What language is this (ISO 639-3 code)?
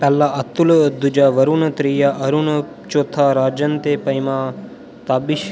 doi